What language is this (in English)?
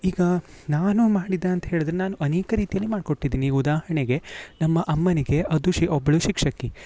Kannada